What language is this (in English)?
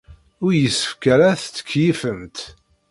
Kabyle